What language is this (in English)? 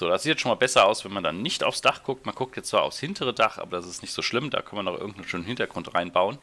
German